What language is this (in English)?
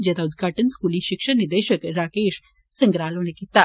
Dogri